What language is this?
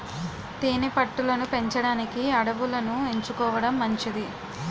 Telugu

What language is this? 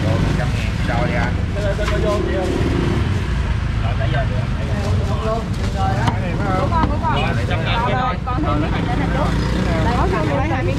Vietnamese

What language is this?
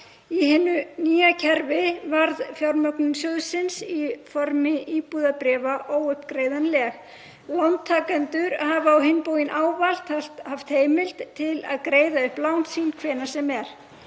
Icelandic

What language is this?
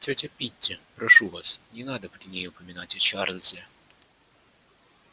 Russian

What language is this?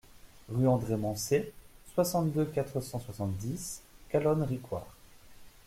French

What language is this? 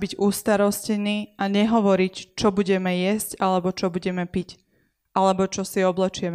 Slovak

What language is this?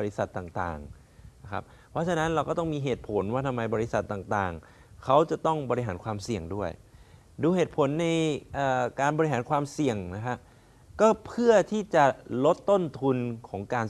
Thai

